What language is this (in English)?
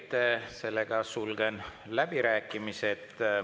Estonian